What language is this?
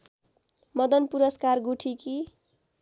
Nepali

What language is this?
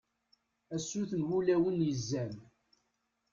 Kabyle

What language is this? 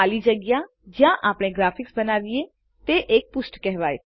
Gujarati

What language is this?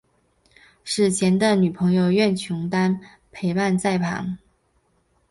Chinese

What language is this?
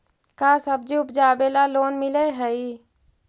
Magahi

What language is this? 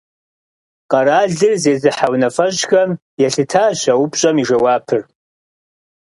Kabardian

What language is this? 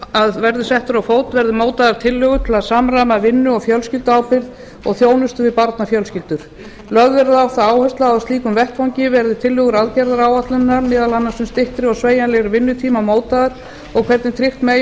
Icelandic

